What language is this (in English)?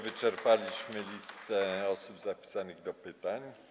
Polish